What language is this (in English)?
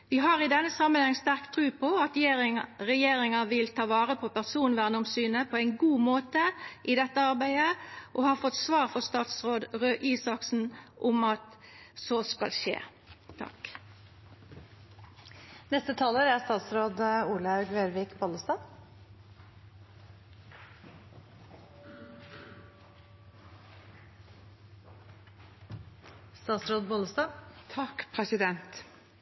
Norwegian Nynorsk